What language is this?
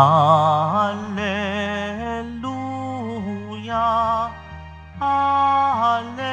Filipino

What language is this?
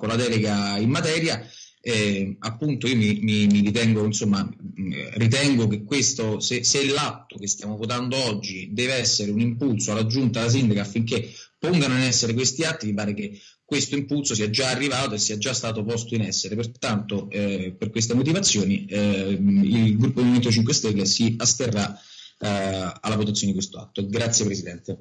Italian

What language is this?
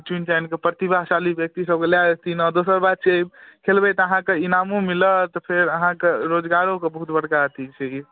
Maithili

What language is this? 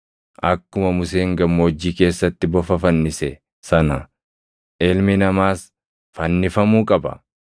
Oromo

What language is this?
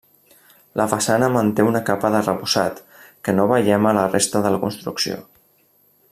Catalan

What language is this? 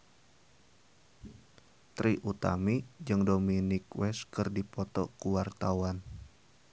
Sundanese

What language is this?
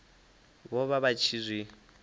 Venda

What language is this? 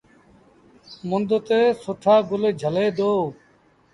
Sindhi Bhil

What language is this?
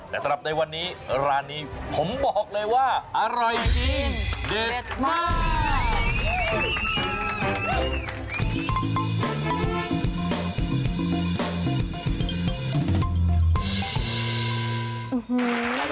Thai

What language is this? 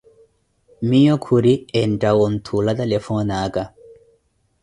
Koti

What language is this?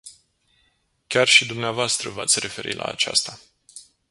Romanian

